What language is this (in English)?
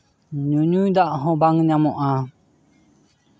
Santali